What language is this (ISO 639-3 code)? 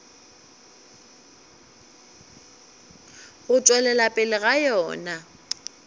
nso